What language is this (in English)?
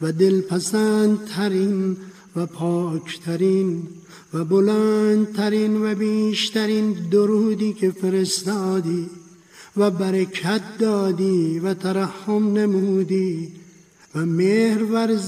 Persian